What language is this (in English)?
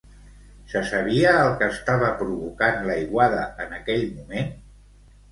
Catalan